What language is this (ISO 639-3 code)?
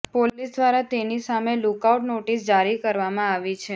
guj